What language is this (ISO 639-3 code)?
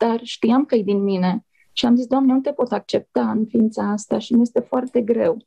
ron